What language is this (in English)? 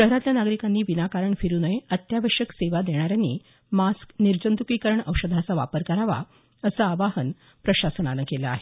Marathi